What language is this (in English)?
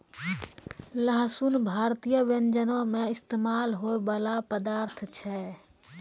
Maithili